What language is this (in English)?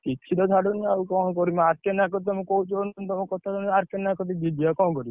Odia